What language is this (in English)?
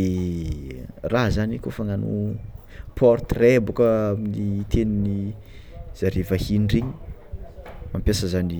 Tsimihety Malagasy